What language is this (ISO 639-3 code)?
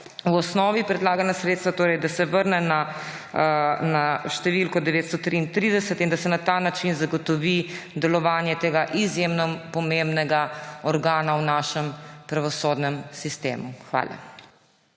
slv